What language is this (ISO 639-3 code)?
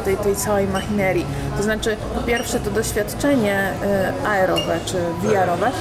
pol